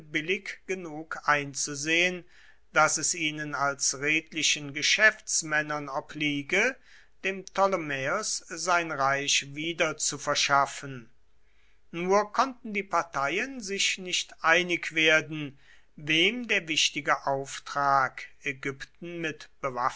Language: German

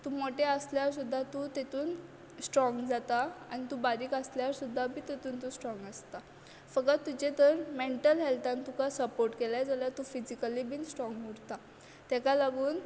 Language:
Konkani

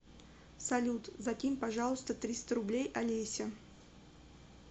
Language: Russian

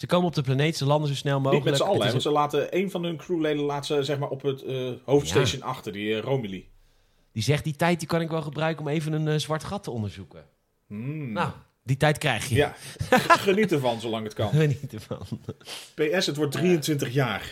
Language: Dutch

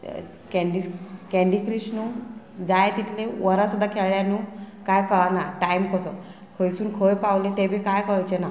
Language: Konkani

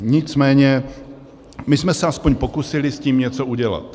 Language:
Czech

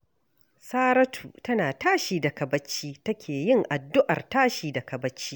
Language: Hausa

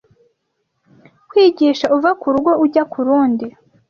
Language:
Kinyarwanda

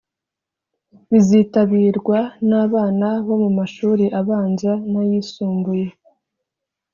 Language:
Kinyarwanda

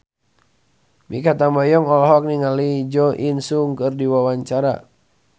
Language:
Sundanese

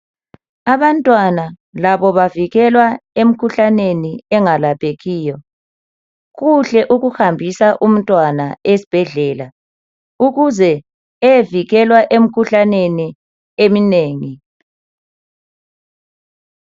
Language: North Ndebele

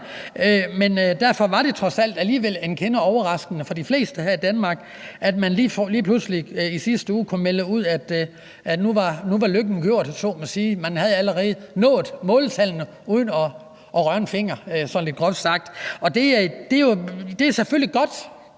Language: Danish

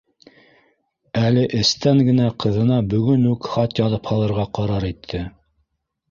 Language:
Bashkir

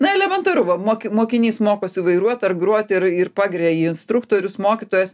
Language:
Lithuanian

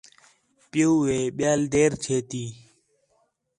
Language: Khetrani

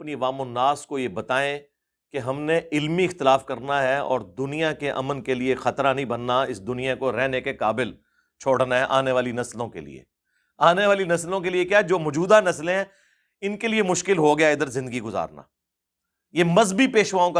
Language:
Urdu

